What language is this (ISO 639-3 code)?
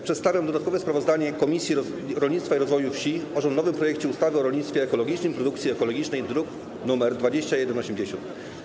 pol